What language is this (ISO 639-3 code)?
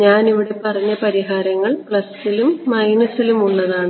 mal